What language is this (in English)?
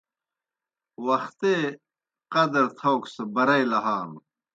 Kohistani Shina